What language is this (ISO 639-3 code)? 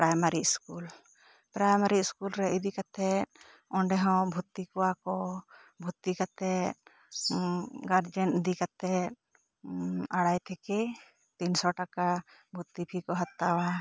sat